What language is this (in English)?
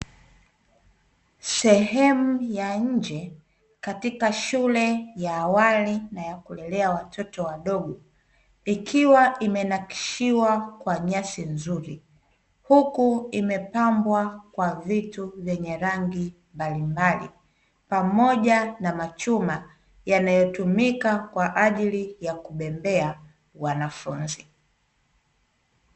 Swahili